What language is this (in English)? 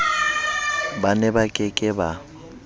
Southern Sotho